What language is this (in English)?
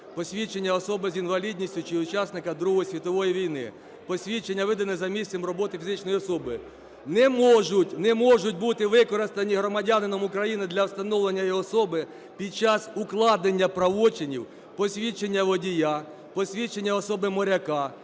Ukrainian